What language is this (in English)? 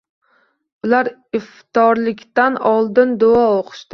Uzbek